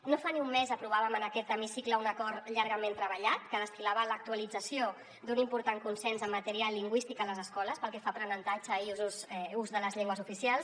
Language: Catalan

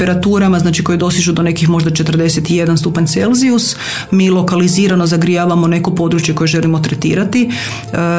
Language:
Croatian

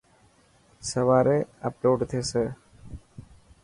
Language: Dhatki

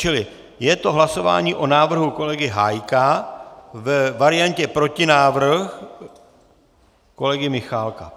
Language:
Czech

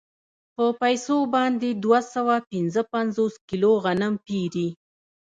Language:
Pashto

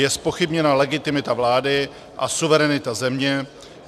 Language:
Czech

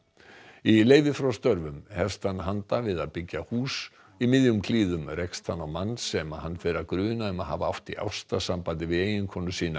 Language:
Icelandic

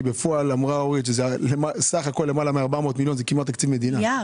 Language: Hebrew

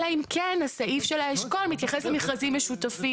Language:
Hebrew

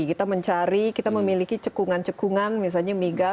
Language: Indonesian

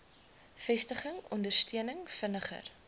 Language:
Afrikaans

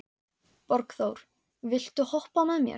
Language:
Icelandic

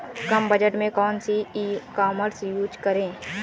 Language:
Hindi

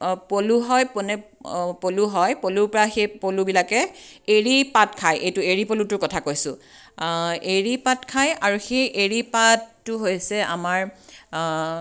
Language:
Assamese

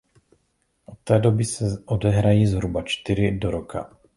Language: Czech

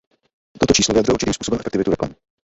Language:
Czech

